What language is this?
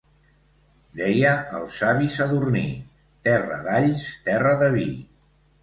Catalan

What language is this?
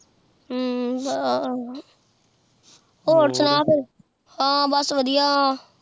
Punjabi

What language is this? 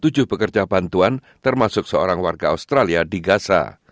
Indonesian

